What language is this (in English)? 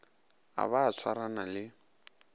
Northern Sotho